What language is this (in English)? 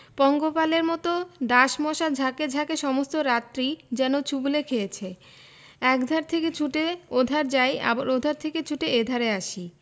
Bangla